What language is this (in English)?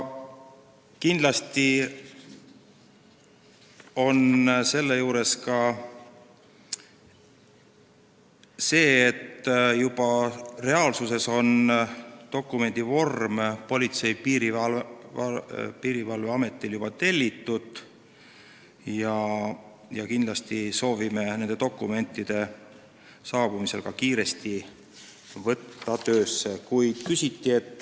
Estonian